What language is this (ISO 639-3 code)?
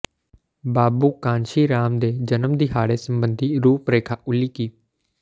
pan